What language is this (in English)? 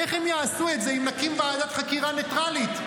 Hebrew